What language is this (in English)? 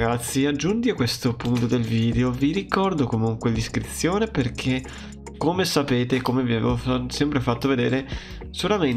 Italian